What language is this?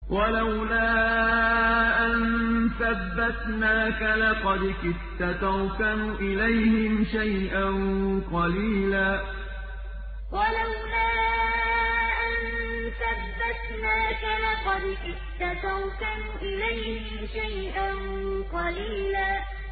Arabic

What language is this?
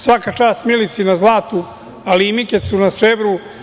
Serbian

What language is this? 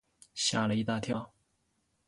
Chinese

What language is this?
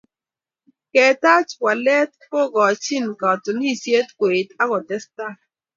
Kalenjin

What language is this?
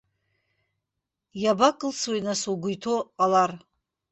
Abkhazian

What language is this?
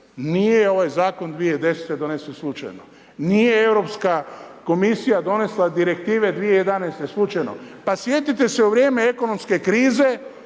Croatian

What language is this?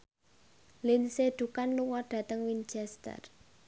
Javanese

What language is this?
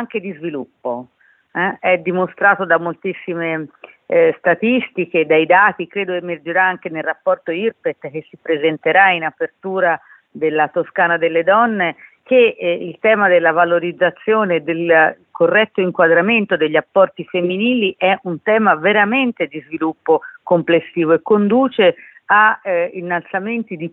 Italian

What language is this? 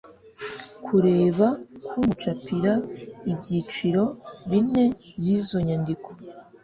Kinyarwanda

